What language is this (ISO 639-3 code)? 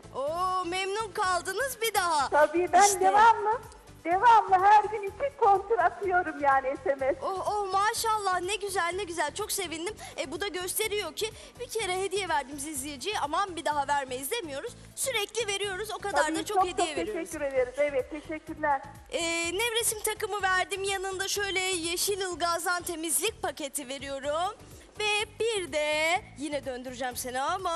tur